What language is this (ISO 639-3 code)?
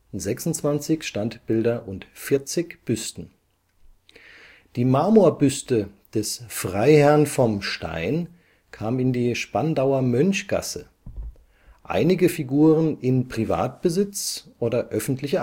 deu